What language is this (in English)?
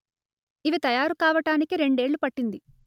Telugu